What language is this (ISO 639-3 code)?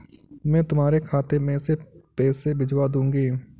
hin